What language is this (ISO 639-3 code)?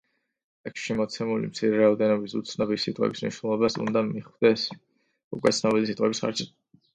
kat